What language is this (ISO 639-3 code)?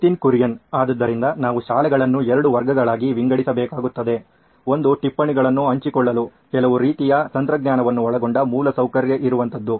kan